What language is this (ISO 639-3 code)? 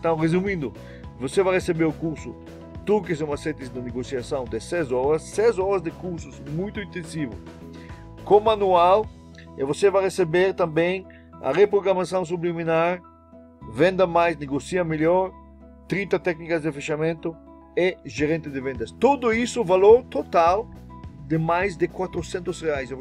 por